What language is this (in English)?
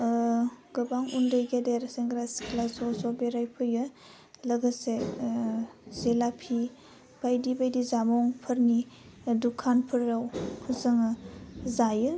Bodo